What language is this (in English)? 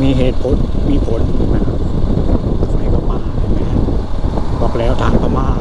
Thai